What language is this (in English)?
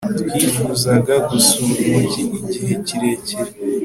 Kinyarwanda